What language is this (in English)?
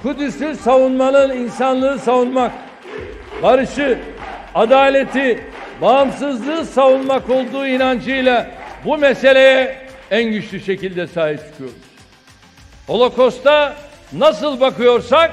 Turkish